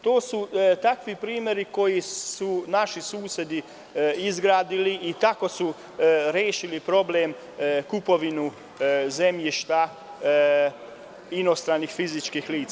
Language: Serbian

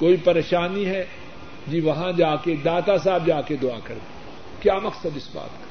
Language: Urdu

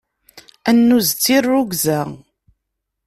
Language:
Kabyle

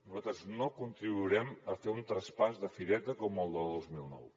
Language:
Catalan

